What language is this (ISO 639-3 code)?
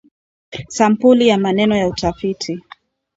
swa